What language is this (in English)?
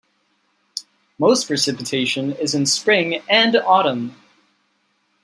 English